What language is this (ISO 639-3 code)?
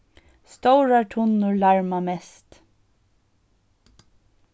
fao